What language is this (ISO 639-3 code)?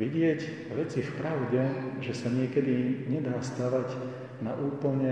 slk